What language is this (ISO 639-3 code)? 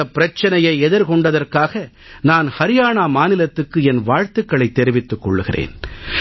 tam